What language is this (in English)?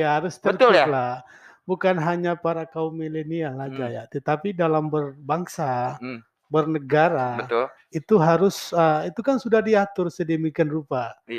Indonesian